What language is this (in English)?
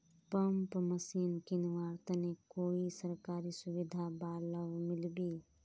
Magahi